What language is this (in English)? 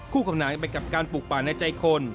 Thai